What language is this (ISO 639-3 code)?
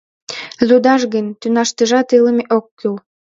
chm